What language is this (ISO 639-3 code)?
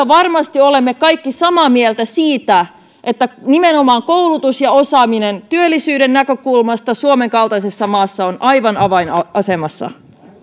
fin